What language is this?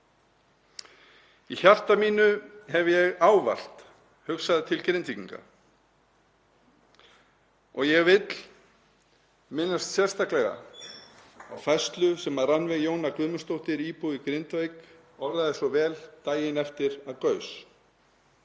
Icelandic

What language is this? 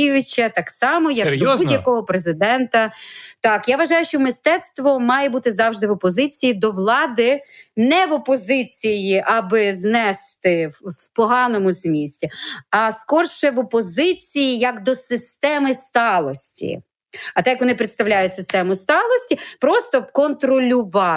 Ukrainian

